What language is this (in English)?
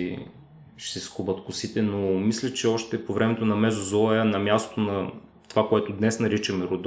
Bulgarian